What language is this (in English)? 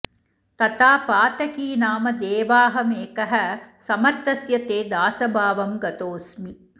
Sanskrit